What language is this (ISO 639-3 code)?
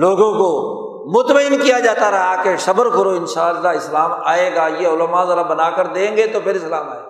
urd